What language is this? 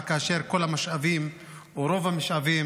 Hebrew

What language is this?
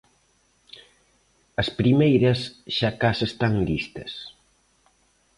Galician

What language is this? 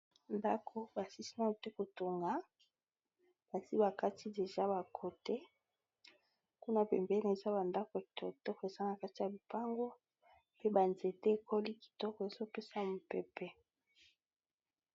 Lingala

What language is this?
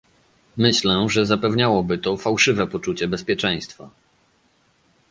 Polish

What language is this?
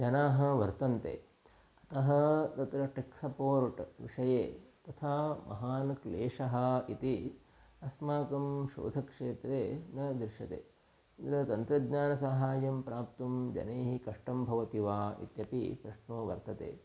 Sanskrit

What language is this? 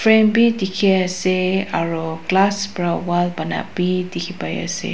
Naga Pidgin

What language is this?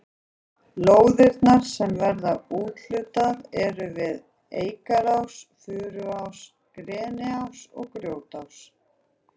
Icelandic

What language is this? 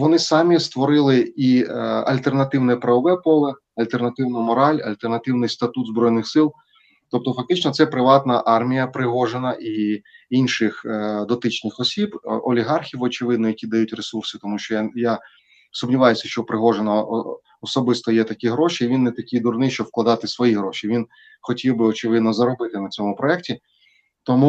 Ukrainian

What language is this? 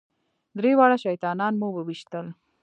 Pashto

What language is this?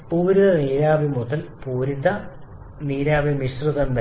Malayalam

